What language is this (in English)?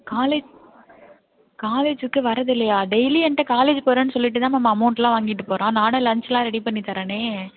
Tamil